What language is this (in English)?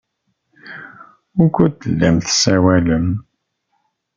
Kabyle